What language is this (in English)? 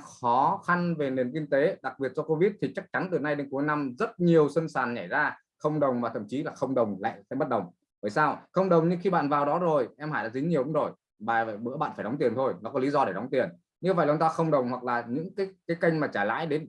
Vietnamese